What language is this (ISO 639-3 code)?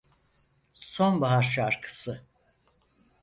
tur